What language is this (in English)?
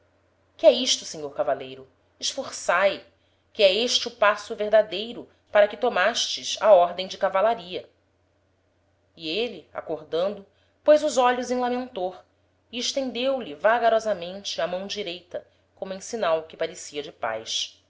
Portuguese